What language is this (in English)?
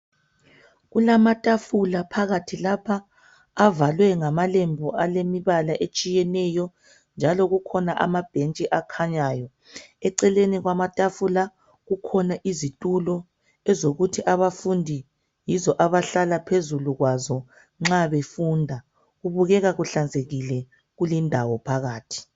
North Ndebele